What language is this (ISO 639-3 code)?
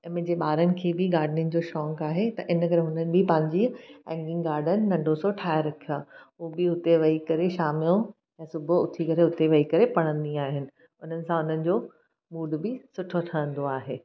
snd